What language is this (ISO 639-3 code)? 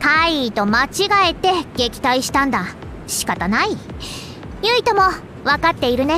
jpn